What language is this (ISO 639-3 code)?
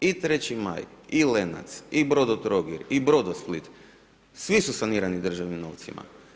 hrv